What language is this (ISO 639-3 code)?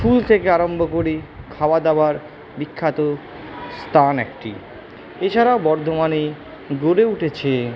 ben